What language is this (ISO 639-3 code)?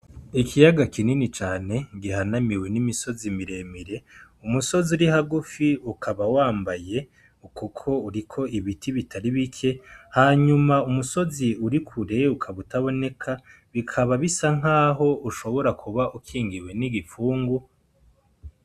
run